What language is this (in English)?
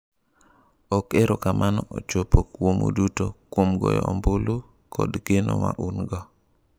Luo (Kenya and Tanzania)